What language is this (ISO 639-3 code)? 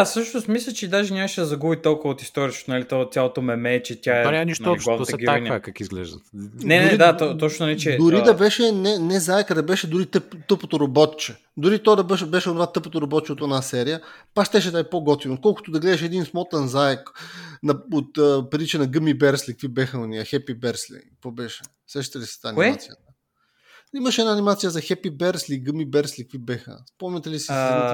bul